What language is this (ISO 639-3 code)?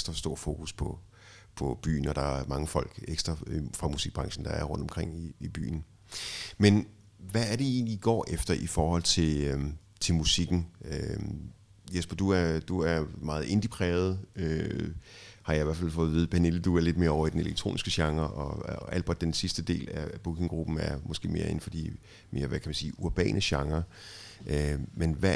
dan